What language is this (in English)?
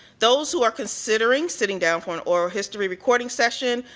English